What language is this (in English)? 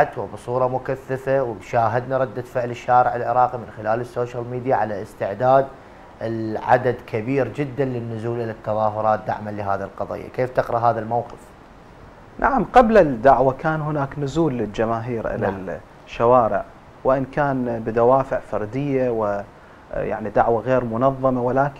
Arabic